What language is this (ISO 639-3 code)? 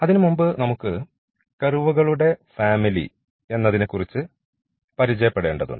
mal